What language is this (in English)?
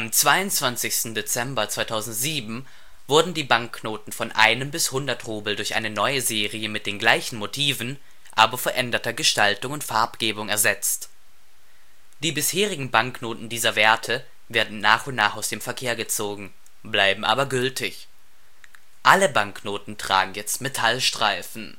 German